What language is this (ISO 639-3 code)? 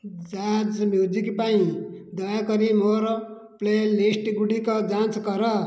ori